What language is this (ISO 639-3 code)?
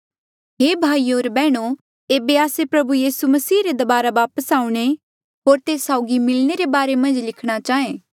mjl